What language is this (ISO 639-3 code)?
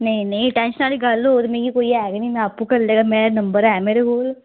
doi